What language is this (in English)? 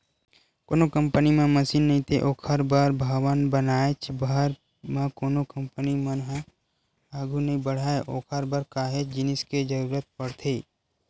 Chhattisgarhi